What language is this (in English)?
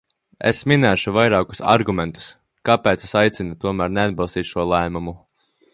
Latvian